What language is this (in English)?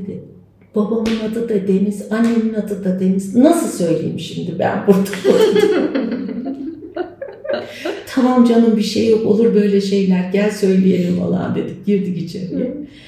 Turkish